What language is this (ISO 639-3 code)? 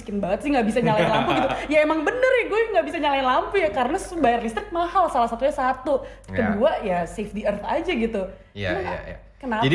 ind